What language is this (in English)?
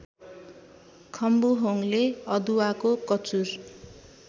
Nepali